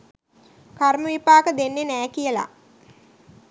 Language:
Sinhala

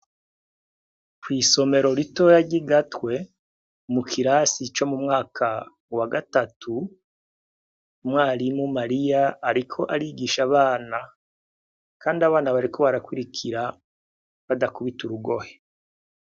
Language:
Rundi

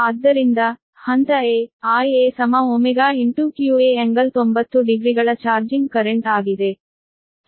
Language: Kannada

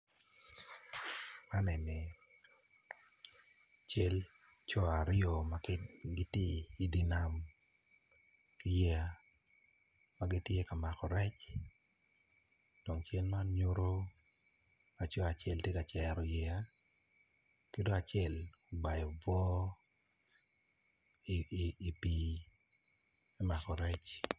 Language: Acoli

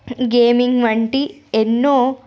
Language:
Telugu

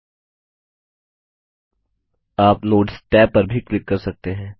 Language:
Hindi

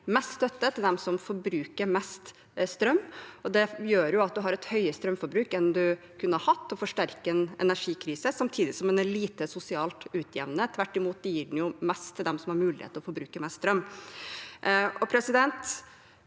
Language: Norwegian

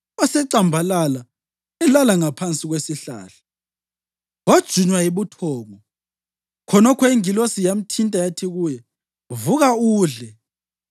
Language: North Ndebele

